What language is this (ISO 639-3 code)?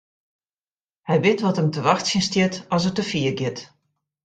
fry